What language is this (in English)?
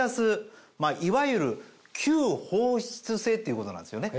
Japanese